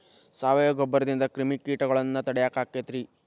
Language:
Kannada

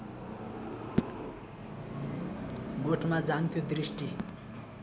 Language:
Nepali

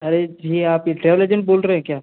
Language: Hindi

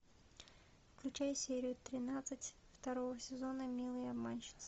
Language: Russian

